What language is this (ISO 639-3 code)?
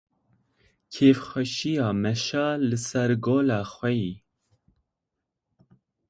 kur